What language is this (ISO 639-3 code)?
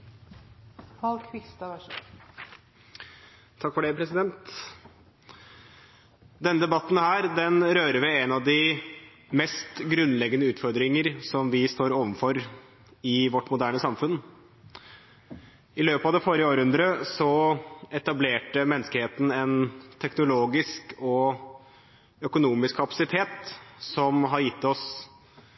nor